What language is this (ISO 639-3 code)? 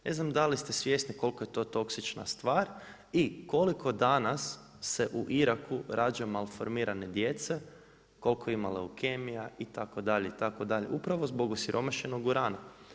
hrv